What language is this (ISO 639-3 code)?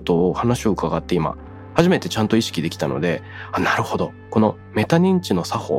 jpn